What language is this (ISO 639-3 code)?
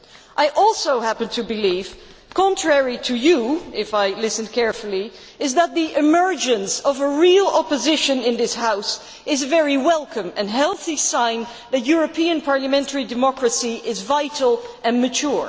eng